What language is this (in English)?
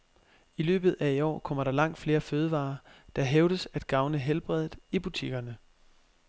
Danish